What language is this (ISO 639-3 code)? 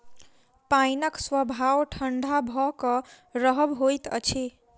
mai